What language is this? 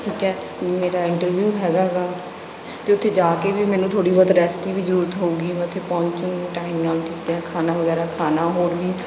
Punjabi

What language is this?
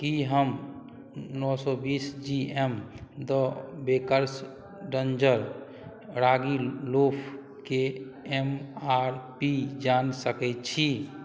Maithili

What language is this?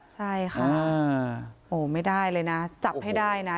Thai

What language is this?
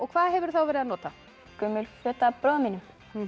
Icelandic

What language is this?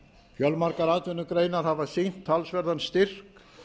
Icelandic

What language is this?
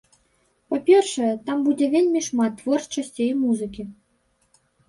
Belarusian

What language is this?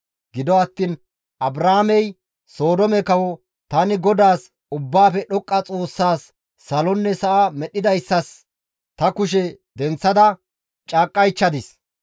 Gamo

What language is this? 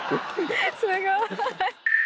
Japanese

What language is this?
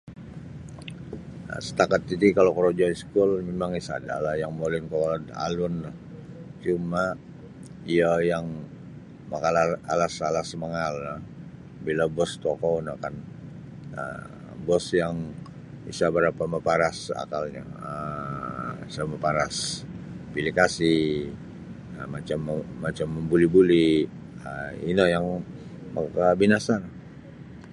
Sabah Bisaya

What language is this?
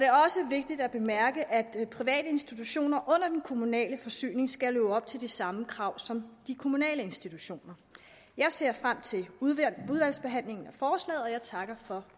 Danish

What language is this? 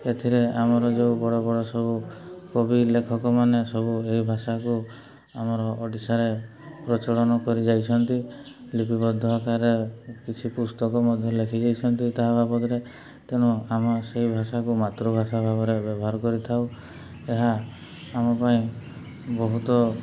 Odia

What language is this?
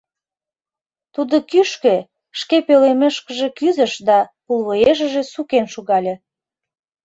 Mari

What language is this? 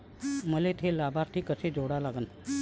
Marathi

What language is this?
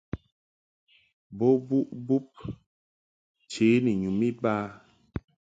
Mungaka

